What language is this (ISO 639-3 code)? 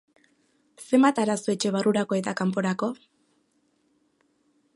eus